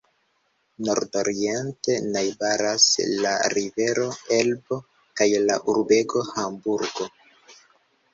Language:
Esperanto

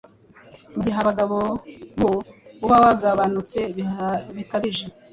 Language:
Kinyarwanda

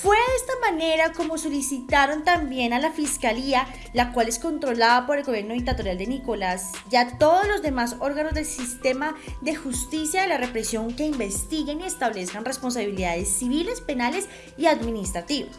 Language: Spanish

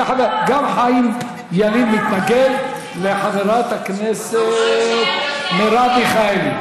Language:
Hebrew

